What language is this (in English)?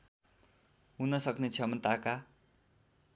Nepali